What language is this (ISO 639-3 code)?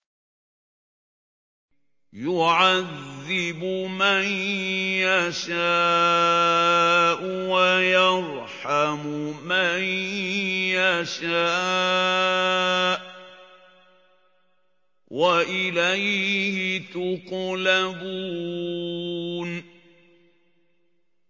ara